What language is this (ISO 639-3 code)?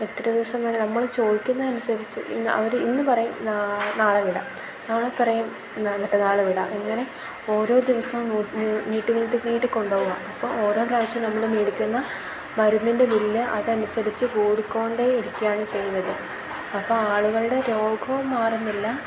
mal